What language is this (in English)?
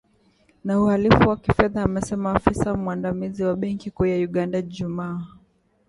Swahili